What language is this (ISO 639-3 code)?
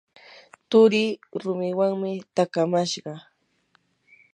qur